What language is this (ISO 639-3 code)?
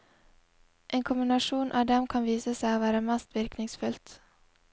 nor